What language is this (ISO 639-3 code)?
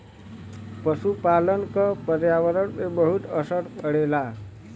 bho